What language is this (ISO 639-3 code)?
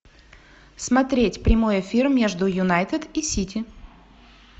rus